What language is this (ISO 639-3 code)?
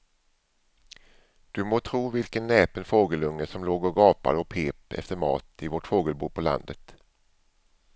swe